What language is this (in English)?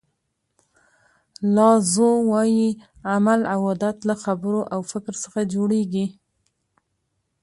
Pashto